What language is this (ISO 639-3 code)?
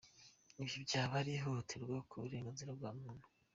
kin